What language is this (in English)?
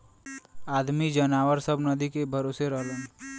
Bhojpuri